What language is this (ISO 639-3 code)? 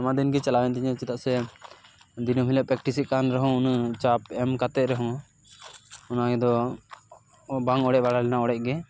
sat